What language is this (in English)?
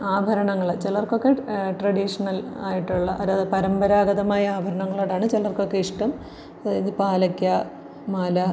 Malayalam